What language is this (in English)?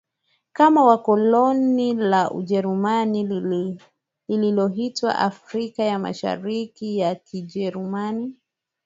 Swahili